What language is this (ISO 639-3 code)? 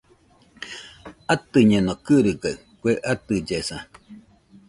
hux